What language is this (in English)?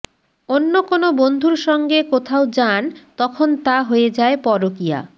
Bangla